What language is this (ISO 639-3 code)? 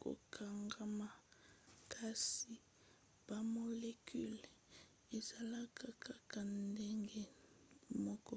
lin